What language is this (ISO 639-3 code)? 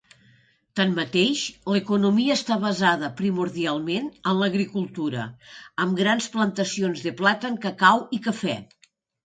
cat